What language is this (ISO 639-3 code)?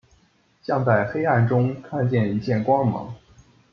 zho